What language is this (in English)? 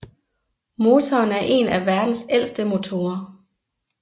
Danish